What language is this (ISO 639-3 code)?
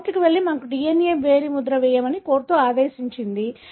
tel